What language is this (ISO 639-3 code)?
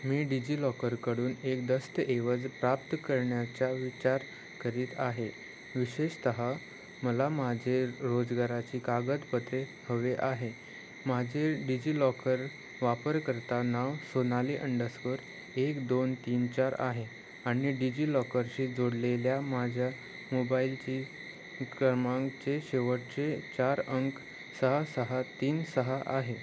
mar